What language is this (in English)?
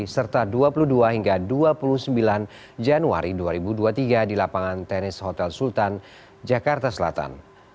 Indonesian